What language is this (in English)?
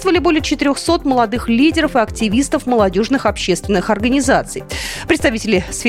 Russian